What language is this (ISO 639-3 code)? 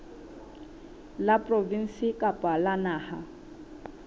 sot